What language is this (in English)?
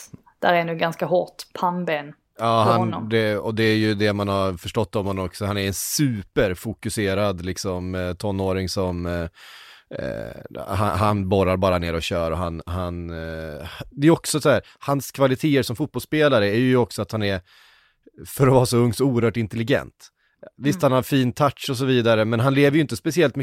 Swedish